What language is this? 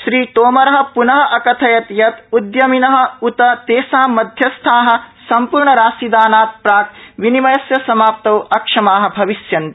Sanskrit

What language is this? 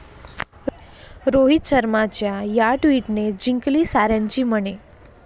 Marathi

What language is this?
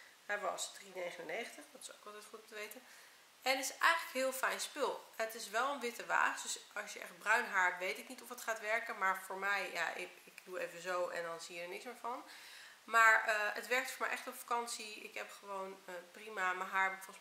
Dutch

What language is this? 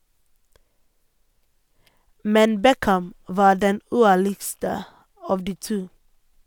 Norwegian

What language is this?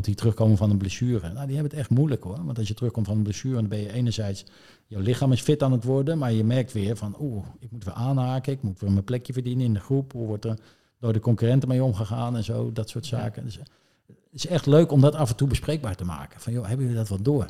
Dutch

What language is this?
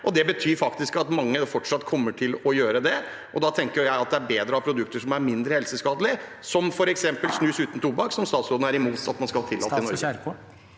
Norwegian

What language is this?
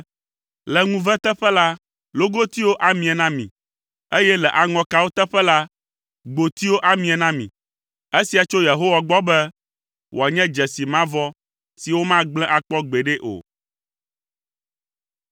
Ewe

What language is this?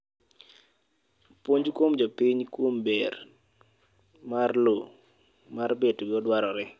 Luo (Kenya and Tanzania)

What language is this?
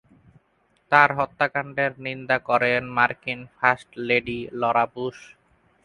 Bangla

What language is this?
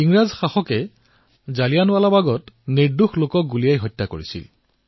Assamese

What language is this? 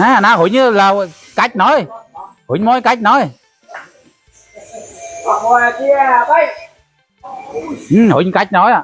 Vietnamese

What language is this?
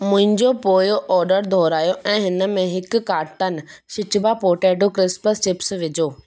Sindhi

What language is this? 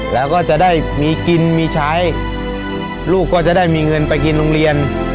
Thai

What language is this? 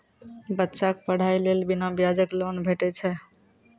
Maithili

